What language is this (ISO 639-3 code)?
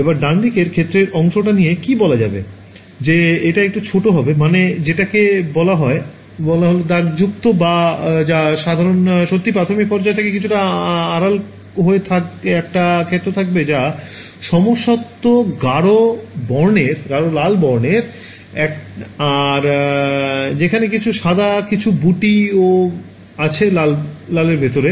ben